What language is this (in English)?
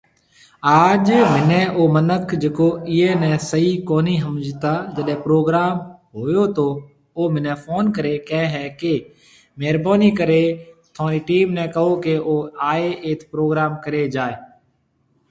Marwari (Pakistan)